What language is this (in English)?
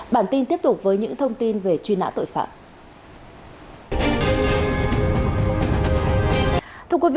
Vietnamese